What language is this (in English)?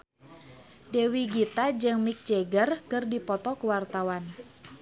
Sundanese